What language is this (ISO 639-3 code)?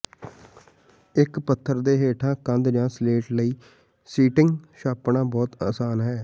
pan